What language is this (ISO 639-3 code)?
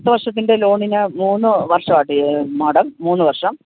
mal